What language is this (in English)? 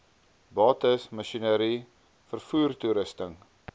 Afrikaans